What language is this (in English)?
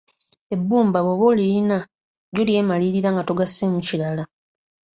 Ganda